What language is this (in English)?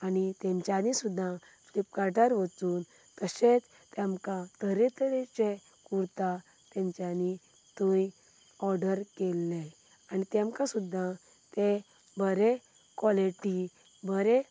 Konkani